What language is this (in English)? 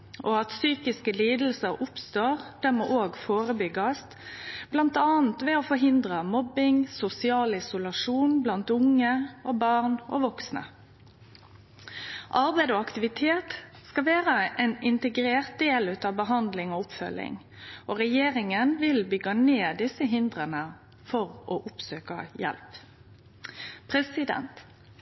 Norwegian Nynorsk